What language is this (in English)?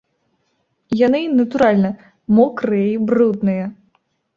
Belarusian